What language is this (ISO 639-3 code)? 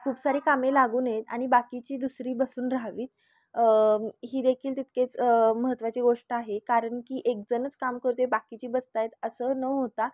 mar